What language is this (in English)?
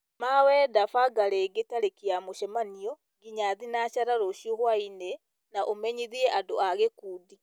Kikuyu